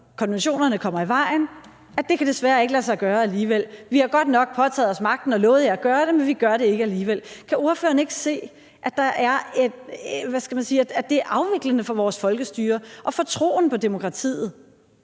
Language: Danish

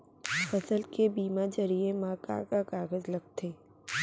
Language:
Chhattisgarhi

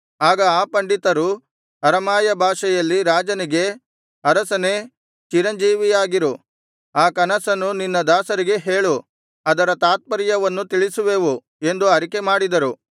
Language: Kannada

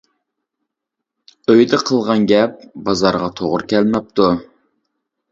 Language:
Uyghur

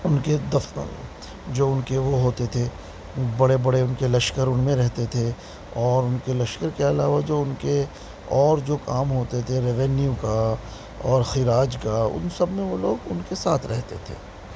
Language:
Urdu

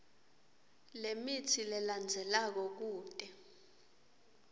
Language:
Swati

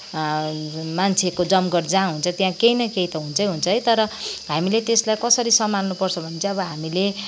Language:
Nepali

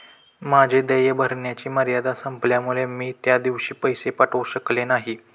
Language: Marathi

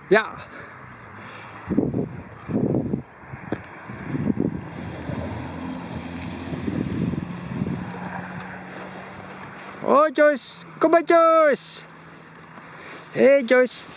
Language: Dutch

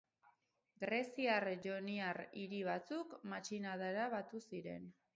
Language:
Basque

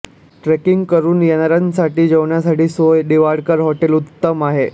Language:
Marathi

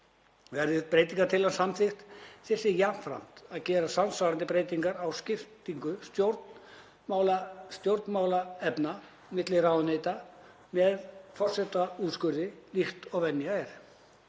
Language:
Icelandic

